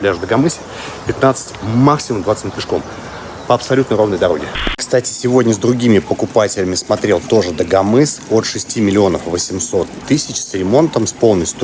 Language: Russian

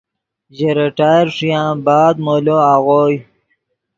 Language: Yidgha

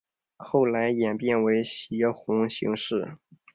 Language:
Chinese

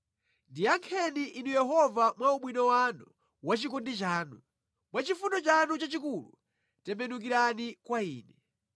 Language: Nyanja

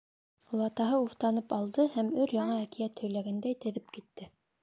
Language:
Bashkir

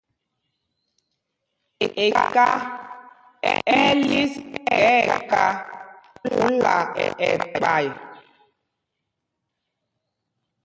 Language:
Mpumpong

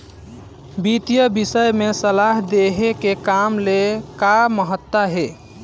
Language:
Chhattisgarhi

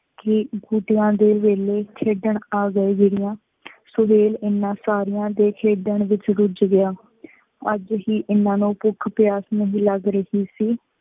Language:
Punjabi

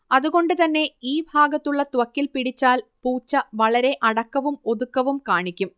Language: Malayalam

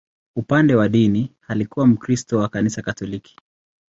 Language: Swahili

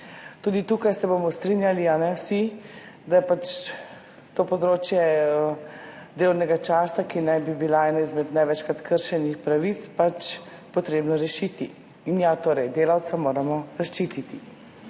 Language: Slovenian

